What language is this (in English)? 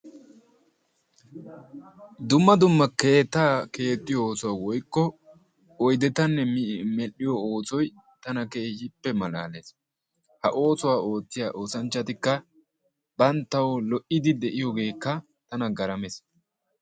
Wolaytta